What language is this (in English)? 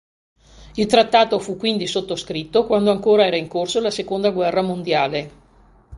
Italian